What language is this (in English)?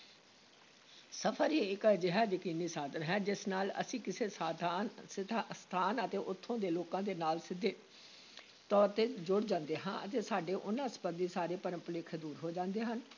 Punjabi